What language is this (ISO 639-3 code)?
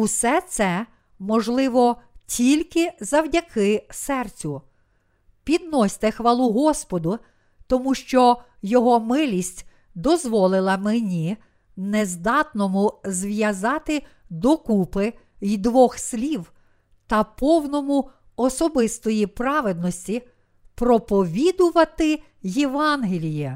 ukr